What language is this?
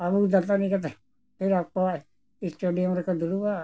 Santali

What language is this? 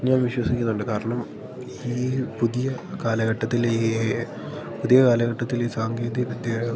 Malayalam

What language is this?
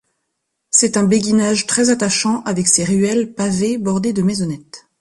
French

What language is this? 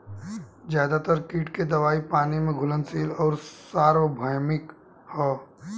Bhojpuri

